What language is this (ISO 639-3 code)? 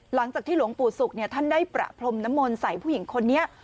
tha